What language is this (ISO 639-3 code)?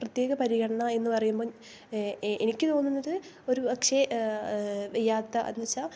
mal